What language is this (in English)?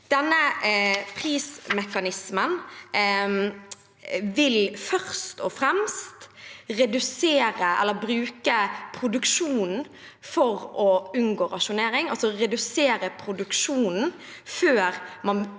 Norwegian